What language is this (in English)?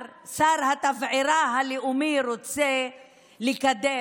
Hebrew